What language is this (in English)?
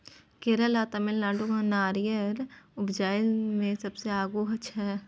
Maithili